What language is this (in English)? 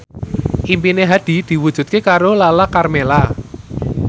Javanese